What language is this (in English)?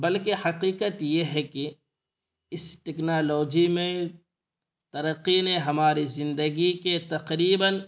Urdu